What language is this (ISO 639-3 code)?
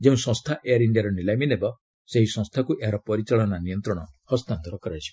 ori